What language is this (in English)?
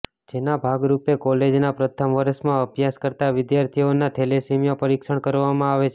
Gujarati